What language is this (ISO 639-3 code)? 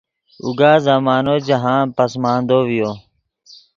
ydg